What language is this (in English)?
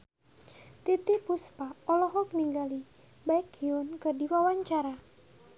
Sundanese